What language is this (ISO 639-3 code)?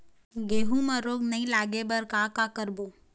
hne